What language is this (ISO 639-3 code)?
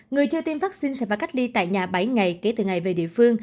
vie